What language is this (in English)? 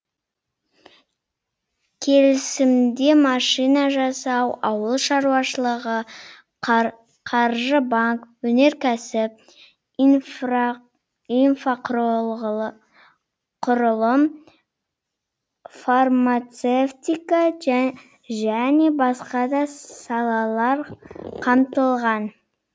Kazakh